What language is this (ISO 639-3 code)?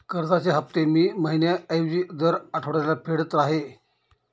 mar